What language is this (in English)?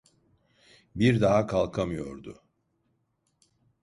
Turkish